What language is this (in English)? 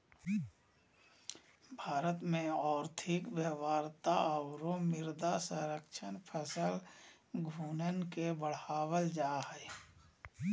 Magahi